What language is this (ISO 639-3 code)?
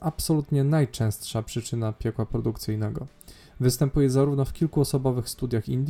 pol